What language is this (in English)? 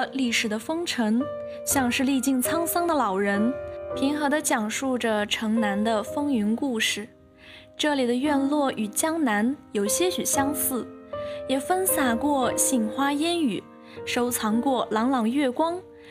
Chinese